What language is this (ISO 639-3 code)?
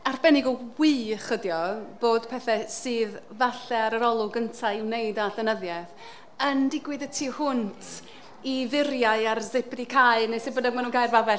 cym